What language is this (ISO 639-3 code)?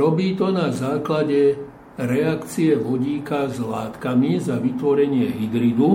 slk